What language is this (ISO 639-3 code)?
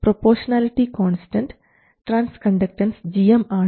mal